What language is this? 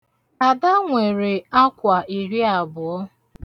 Igbo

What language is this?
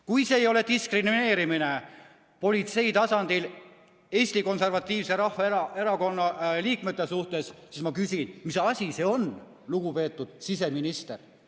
Estonian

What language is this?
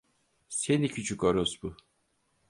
Turkish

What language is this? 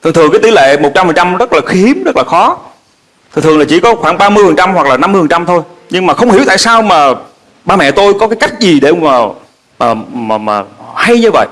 Vietnamese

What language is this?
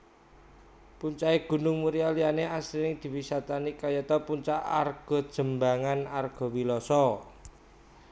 Javanese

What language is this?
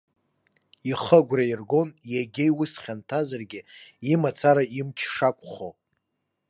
Abkhazian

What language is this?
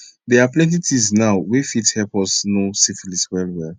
Nigerian Pidgin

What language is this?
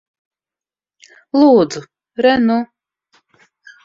Latvian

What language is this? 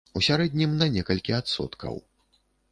Belarusian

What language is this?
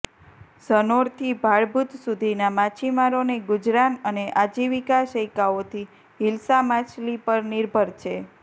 Gujarati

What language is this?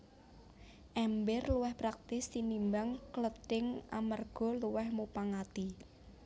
Javanese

